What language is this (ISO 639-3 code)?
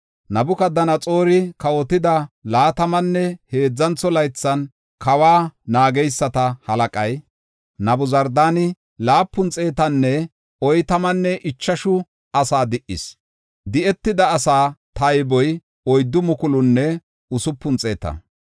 gof